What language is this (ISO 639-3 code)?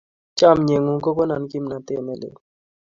kln